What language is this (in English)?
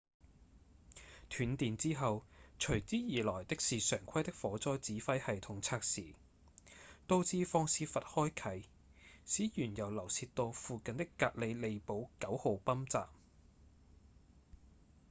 Cantonese